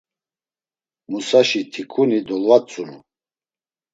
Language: Laz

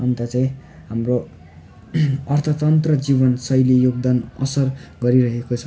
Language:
Nepali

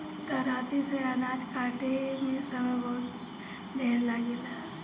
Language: Bhojpuri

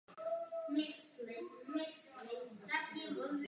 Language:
Czech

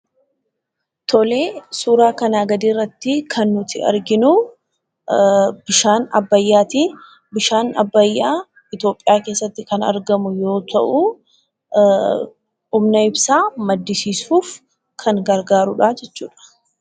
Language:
Oromo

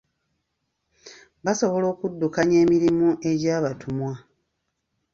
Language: Ganda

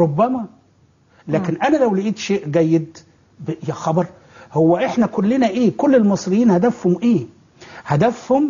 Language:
Arabic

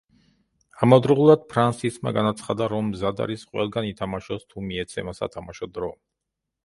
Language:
Georgian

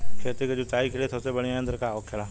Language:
Bhojpuri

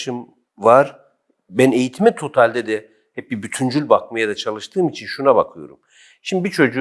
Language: Turkish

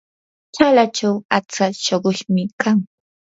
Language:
Yanahuanca Pasco Quechua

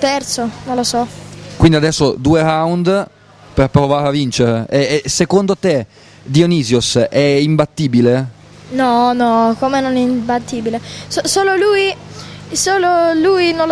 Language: Italian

